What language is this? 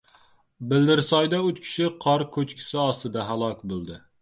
Uzbek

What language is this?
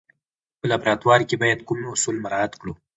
Pashto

